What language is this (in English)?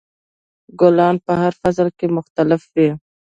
Pashto